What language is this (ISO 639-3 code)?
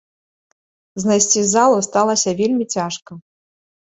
bel